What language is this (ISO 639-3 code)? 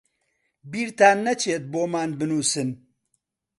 ckb